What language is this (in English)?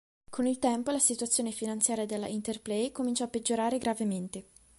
Italian